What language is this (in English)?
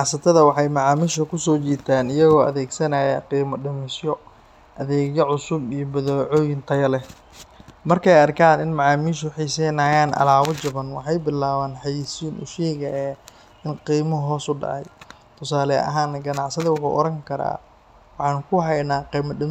Somali